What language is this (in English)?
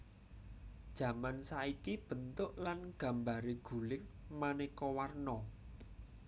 Javanese